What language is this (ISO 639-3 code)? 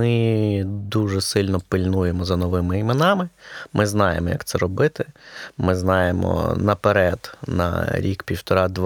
ukr